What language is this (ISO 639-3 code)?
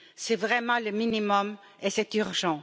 fra